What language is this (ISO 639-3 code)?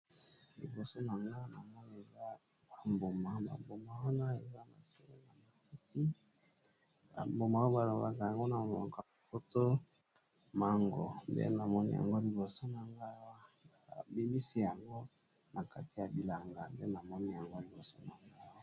lin